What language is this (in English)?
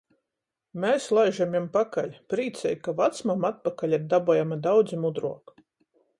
Latgalian